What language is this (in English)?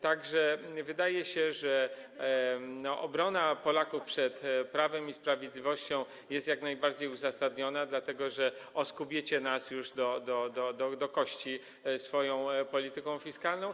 Polish